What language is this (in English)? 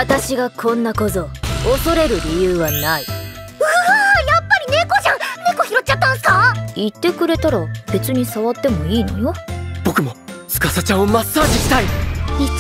Japanese